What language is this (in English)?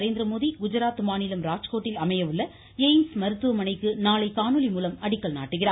Tamil